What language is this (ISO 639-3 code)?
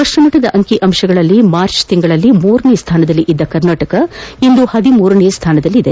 kan